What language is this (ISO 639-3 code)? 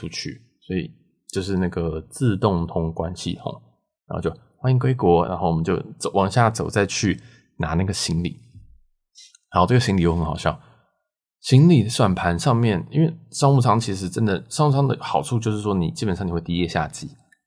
zho